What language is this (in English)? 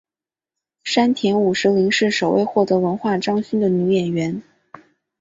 Chinese